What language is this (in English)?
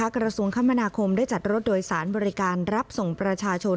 Thai